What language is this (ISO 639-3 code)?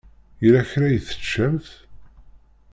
kab